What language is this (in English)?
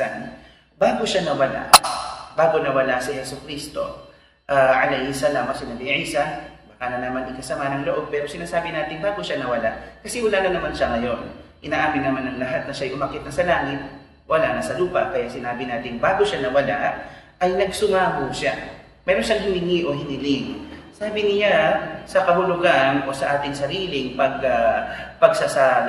Filipino